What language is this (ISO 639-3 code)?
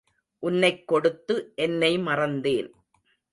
tam